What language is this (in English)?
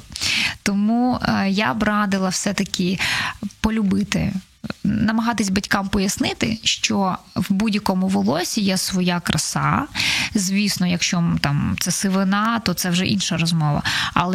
Ukrainian